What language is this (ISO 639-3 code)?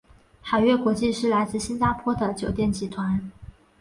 zho